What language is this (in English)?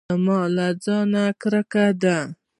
Pashto